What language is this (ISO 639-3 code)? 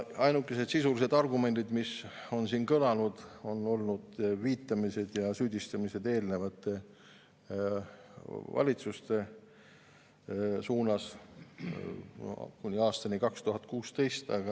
est